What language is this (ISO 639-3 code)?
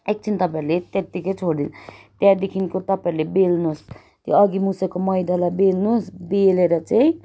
nep